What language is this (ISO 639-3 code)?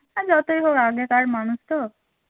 ben